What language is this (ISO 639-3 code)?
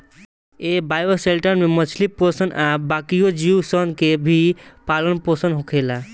bho